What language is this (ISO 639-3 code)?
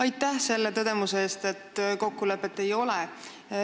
est